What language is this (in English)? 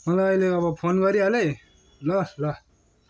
Nepali